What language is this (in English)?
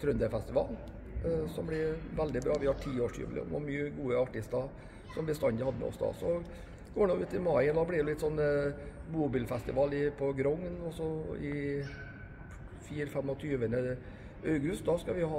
Norwegian